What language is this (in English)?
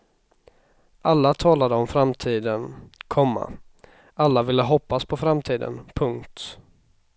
Swedish